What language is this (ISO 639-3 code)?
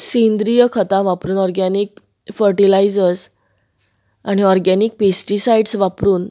kok